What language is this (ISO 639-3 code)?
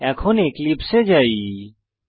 ben